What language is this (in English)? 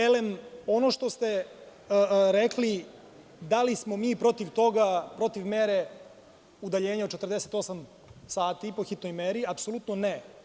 Serbian